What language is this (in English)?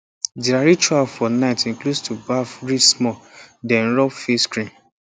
Nigerian Pidgin